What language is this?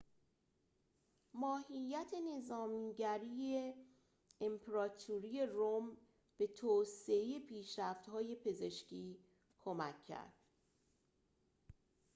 Persian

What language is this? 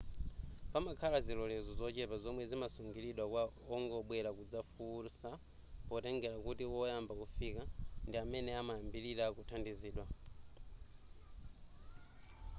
Nyanja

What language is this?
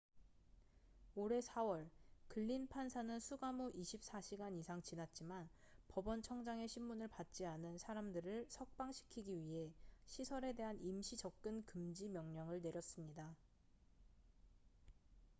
Korean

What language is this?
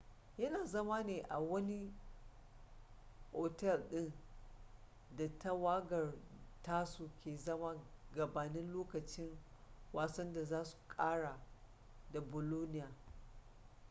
Hausa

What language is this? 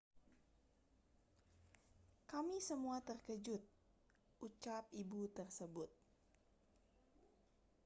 Indonesian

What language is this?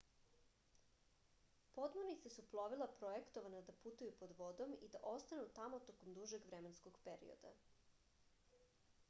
Serbian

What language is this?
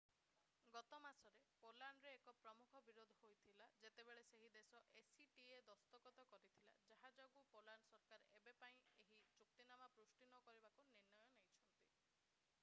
Odia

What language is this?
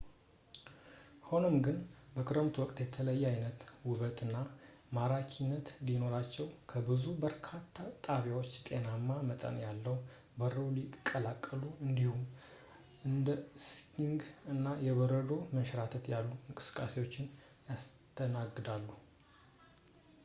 Amharic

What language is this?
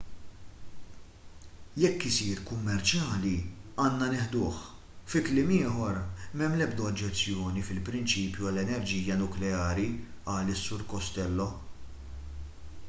Maltese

